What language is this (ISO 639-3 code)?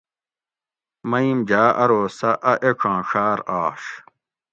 gwc